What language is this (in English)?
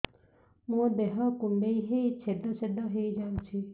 Odia